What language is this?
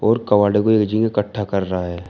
Hindi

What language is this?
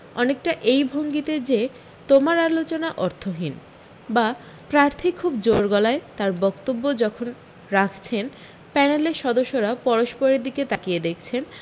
Bangla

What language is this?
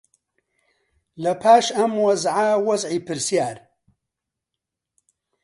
Central Kurdish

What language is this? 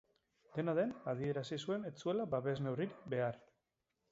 Basque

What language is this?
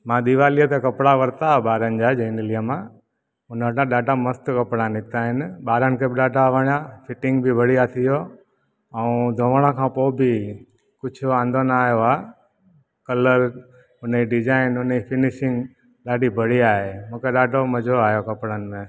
Sindhi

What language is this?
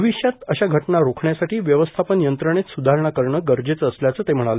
Marathi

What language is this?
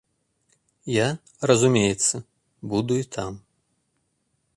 Belarusian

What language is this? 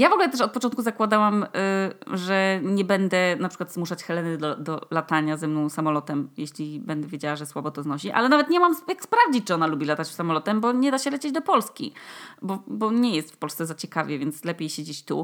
Polish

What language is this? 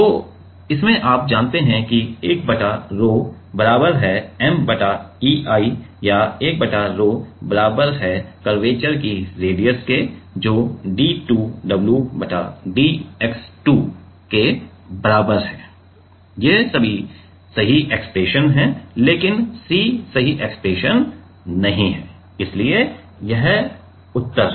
Hindi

